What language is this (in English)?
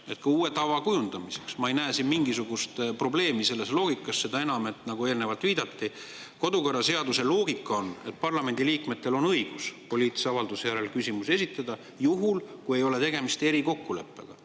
Estonian